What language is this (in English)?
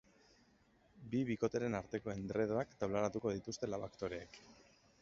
Basque